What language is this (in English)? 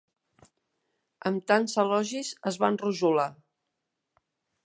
Catalan